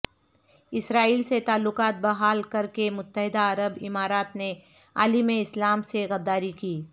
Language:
Urdu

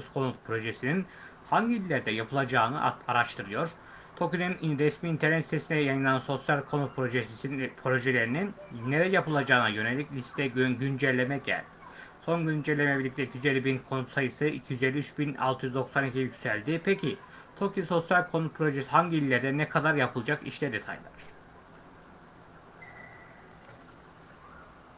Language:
Turkish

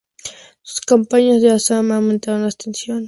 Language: Spanish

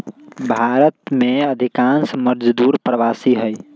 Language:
Magahi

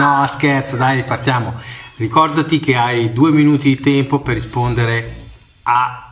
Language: Italian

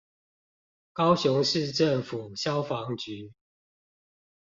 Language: Chinese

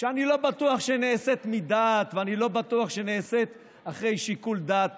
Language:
Hebrew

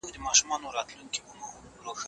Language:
Pashto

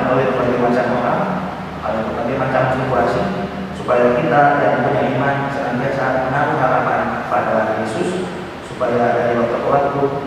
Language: Indonesian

